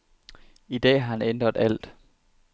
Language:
Danish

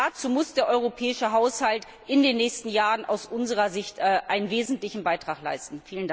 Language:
German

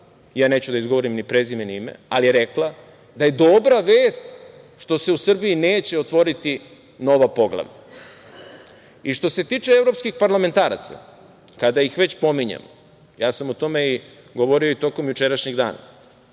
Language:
Serbian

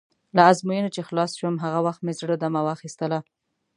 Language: Pashto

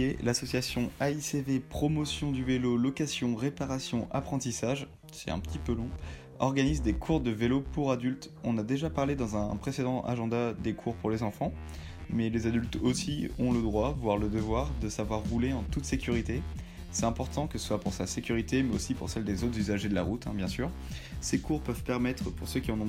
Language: French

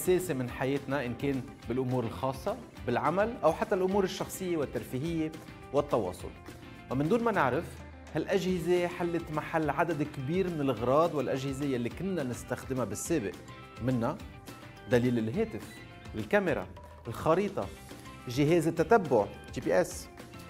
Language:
Arabic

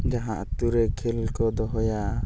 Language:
Santali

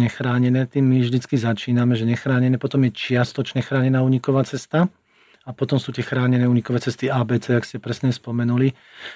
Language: Slovak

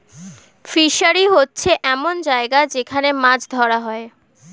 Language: Bangla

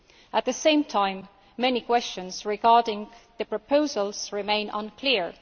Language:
English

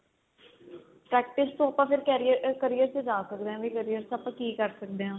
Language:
Punjabi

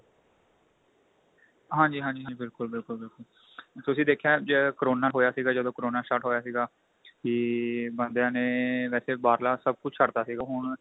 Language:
Punjabi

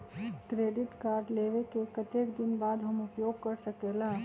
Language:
Magahi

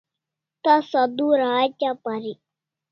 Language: Kalasha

